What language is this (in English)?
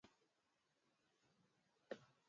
Swahili